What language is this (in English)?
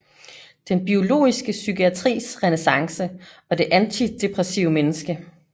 Danish